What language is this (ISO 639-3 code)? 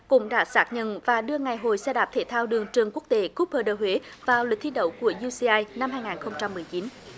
vie